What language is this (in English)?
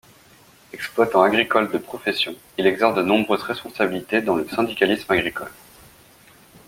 French